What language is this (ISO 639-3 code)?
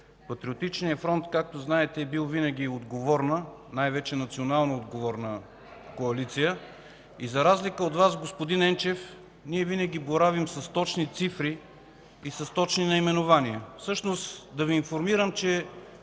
bul